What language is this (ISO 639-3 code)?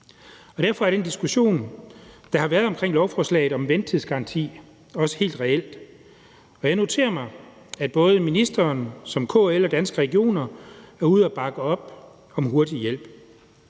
dan